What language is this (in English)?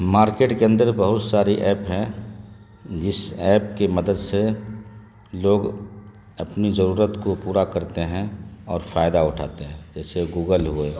Urdu